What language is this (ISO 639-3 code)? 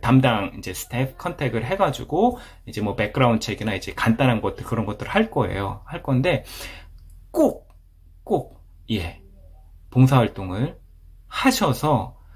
kor